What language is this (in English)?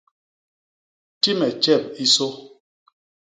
Basaa